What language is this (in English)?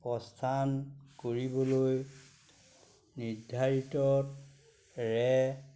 Assamese